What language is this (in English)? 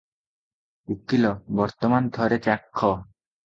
Odia